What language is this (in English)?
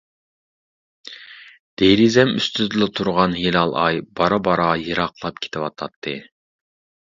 Uyghur